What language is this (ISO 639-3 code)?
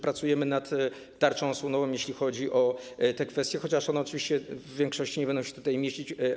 pol